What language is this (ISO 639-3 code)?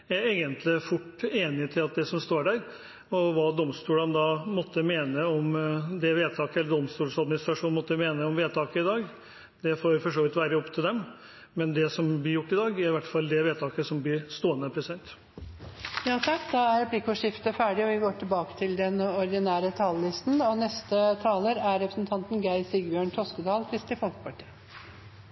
nor